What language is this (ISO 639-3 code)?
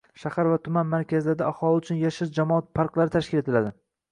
uzb